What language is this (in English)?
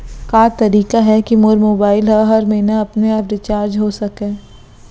Chhattisgarhi